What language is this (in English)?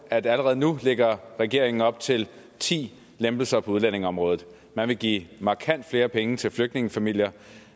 Danish